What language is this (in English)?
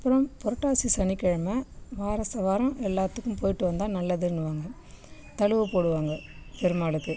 Tamil